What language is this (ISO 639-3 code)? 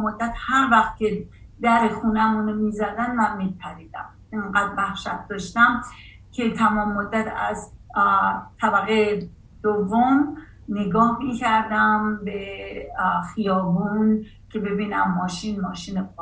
fas